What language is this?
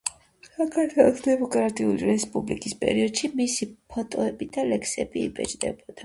Georgian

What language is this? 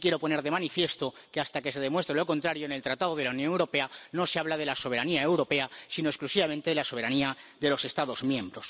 Spanish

